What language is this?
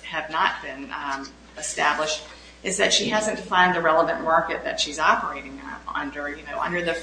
English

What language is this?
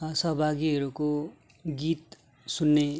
Nepali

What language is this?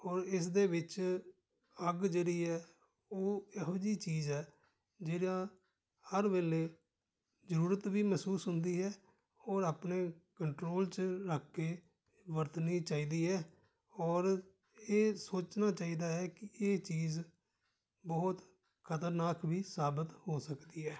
Punjabi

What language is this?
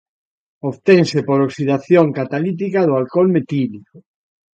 Galician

